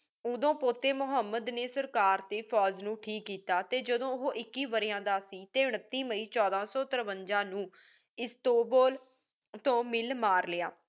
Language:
Punjabi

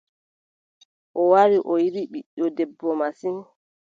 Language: Adamawa Fulfulde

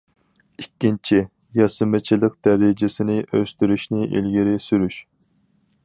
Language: Uyghur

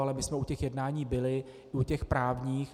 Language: Czech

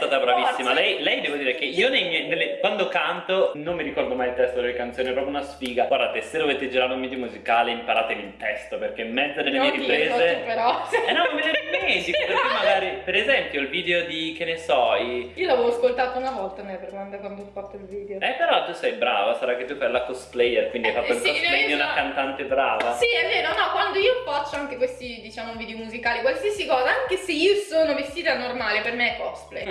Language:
Italian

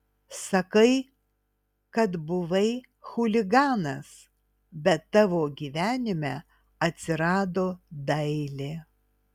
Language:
Lithuanian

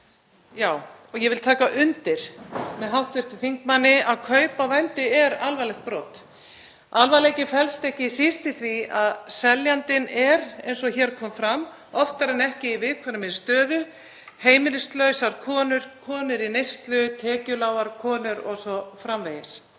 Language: Icelandic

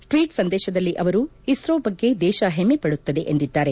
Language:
Kannada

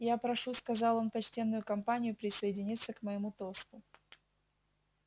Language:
Russian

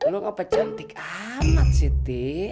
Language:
Indonesian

